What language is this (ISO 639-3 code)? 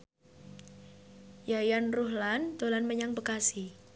jav